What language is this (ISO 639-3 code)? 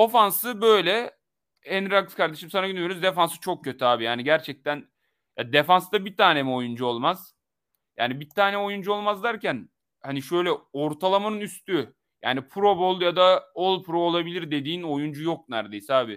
tur